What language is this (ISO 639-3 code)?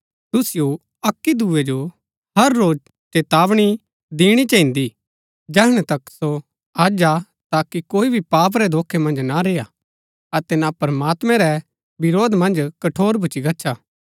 gbk